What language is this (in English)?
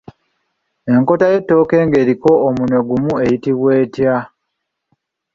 Ganda